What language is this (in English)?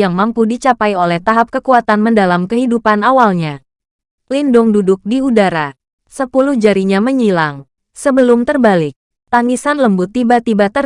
Indonesian